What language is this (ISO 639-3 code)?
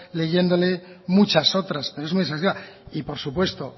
spa